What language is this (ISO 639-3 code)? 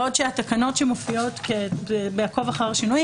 heb